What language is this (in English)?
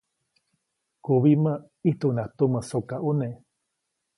Copainalá Zoque